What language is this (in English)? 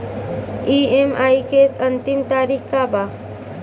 Bhojpuri